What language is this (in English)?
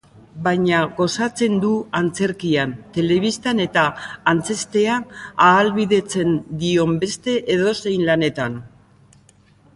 Basque